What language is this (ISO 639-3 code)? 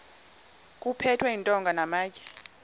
xho